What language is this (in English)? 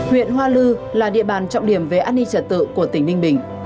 Vietnamese